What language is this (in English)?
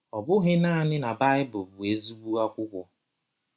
Igbo